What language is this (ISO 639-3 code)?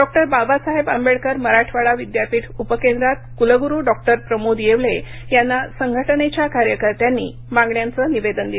mar